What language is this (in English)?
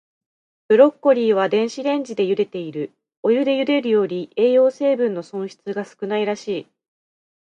Japanese